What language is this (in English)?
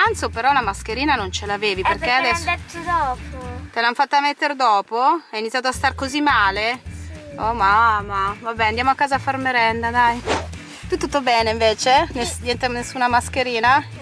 Italian